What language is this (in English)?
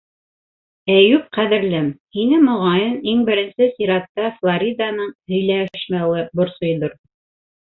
Bashkir